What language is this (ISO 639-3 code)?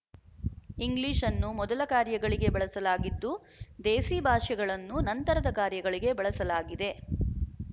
kan